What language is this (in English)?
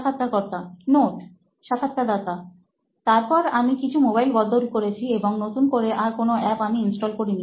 Bangla